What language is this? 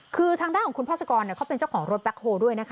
Thai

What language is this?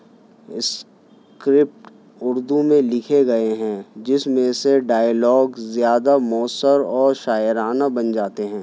Urdu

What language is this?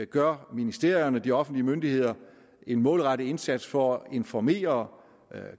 Danish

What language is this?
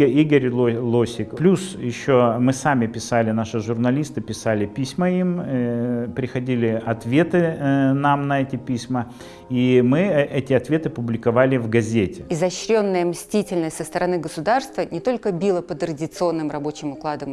Russian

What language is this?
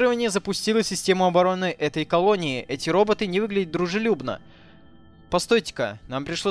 Russian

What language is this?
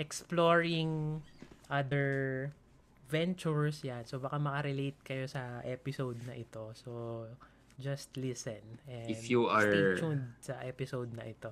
Filipino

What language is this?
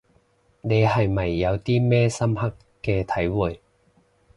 Cantonese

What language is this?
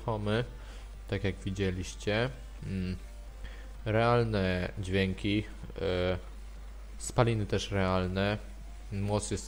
Polish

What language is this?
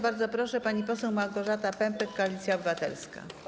Polish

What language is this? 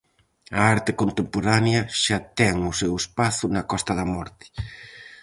Galician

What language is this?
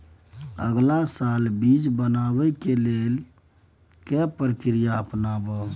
Maithili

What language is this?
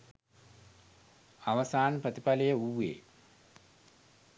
Sinhala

